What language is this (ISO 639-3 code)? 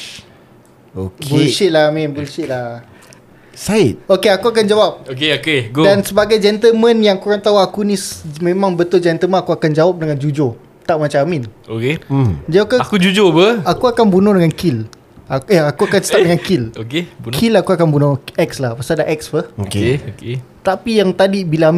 msa